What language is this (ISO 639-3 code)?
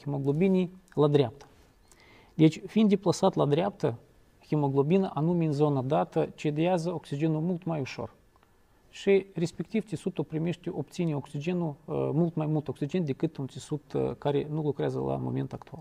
ron